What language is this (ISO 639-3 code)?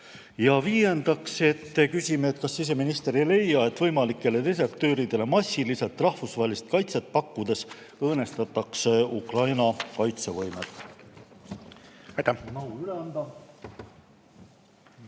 est